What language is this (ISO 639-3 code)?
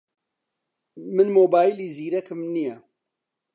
ckb